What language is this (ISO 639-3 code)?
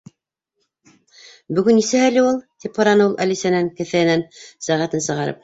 bak